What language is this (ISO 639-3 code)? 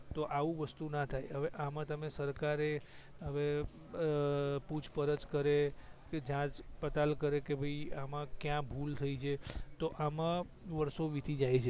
guj